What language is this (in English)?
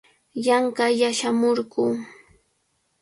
Cajatambo North Lima Quechua